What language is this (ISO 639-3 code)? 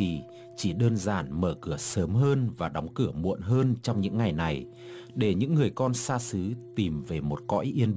vie